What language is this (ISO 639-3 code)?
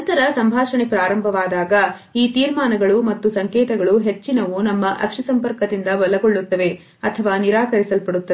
kan